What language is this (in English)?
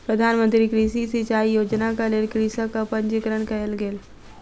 Maithili